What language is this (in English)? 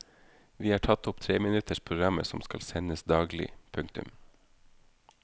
Norwegian